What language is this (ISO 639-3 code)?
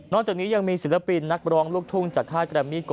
tha